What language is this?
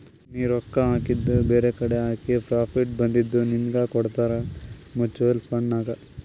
Kannada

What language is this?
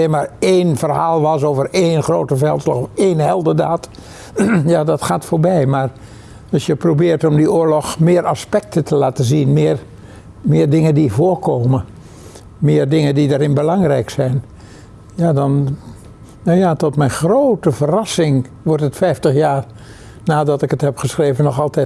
Dutch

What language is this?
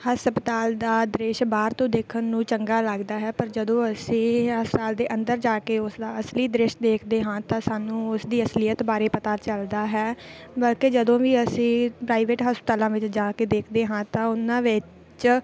Punjabi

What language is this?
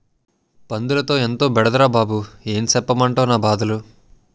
Telugu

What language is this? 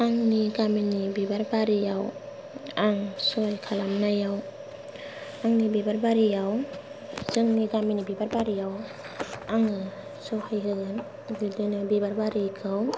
Bodo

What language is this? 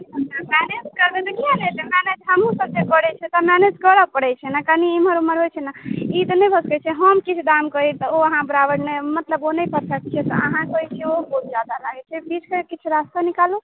Maithili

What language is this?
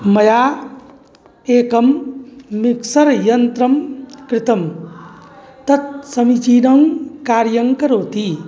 Sanskrit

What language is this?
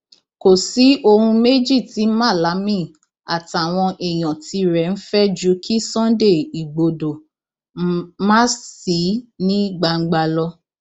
Yoruba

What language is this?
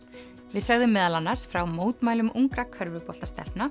Icelandic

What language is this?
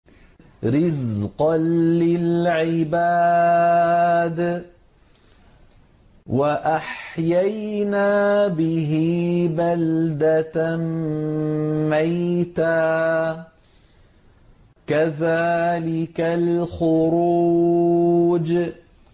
Arabic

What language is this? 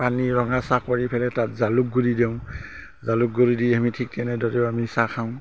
Assamese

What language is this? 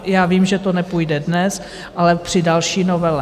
Czech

